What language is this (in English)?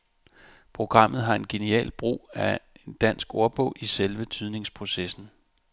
Danish